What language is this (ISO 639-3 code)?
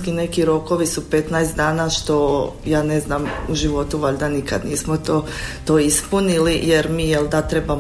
hrv